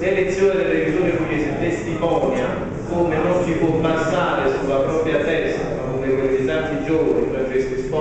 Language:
Italian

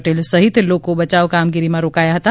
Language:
Gujarati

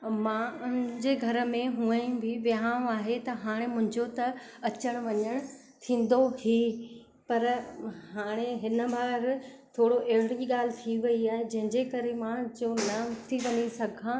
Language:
Sindhi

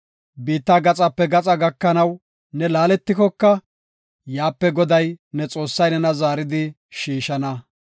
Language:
Gofa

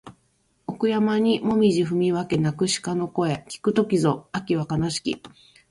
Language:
Japanese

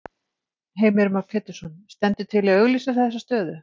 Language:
Icelandic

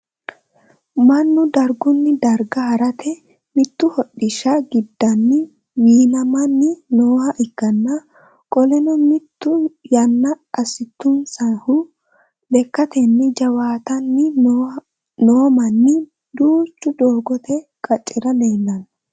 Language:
Sidamo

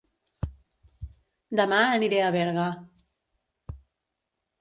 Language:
Catalan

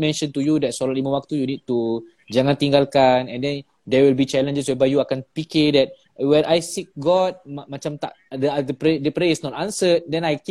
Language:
Malay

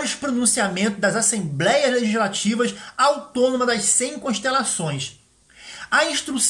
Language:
Portuguese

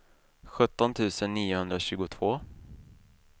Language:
Swedish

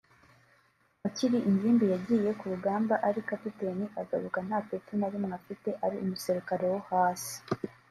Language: Kinyarwanda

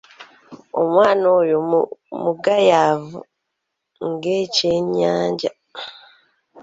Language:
Ganda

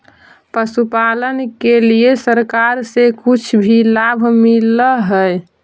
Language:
Magahi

